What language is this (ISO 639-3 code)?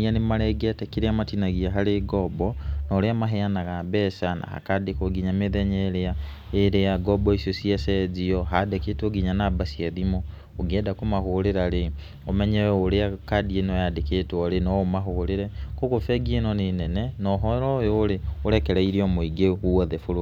kik